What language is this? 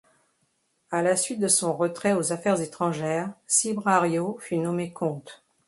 French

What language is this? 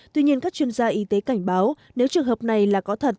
Vietnamese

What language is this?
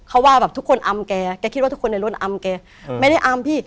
Thai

